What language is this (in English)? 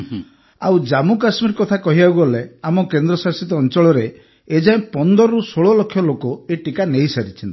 Odia